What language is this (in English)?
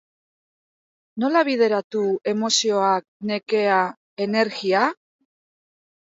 Basque